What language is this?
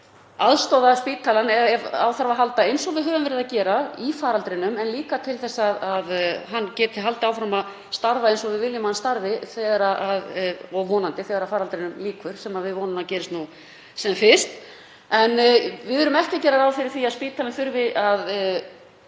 Icelandic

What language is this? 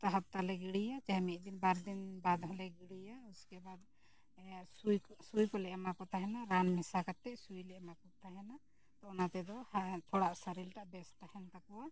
Santali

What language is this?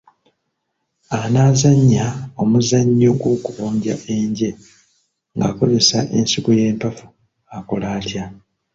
Ganda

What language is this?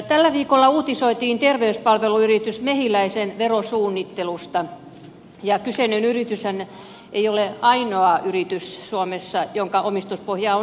Finnish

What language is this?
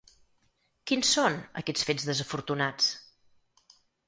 Catalan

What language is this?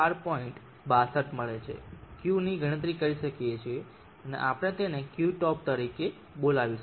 Gujarati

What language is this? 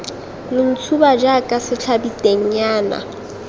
Tswana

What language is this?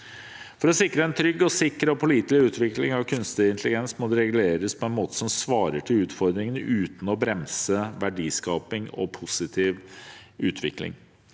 Norwegian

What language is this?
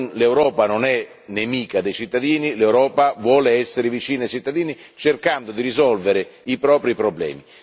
Italian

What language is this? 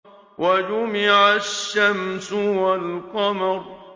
Arabic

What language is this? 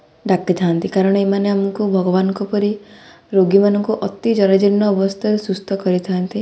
Odia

